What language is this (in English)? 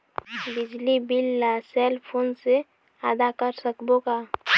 Chhattisgarhi